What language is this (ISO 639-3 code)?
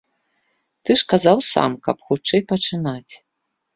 bel